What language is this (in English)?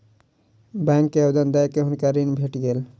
Maithili